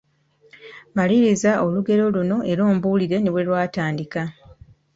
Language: Ganda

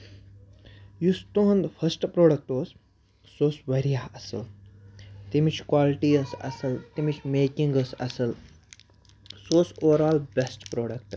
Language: Kashmiri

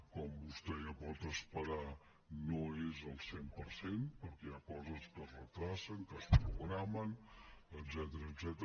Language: Catalan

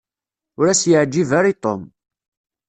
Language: Kabyle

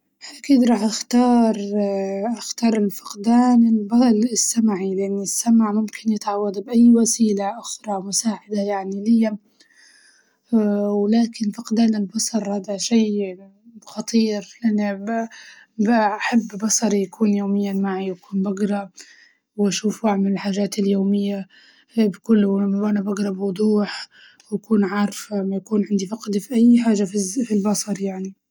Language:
Libyan Arabic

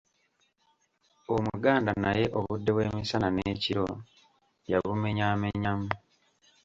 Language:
Ganda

